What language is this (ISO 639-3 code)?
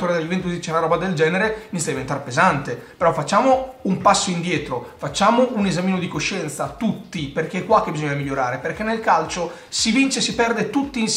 ita